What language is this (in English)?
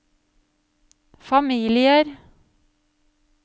Norwegian